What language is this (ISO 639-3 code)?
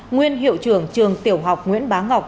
vie